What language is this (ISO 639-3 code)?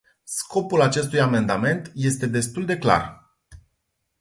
ron